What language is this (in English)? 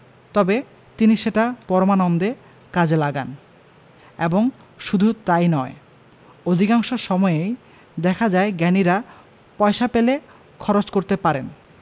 Bangla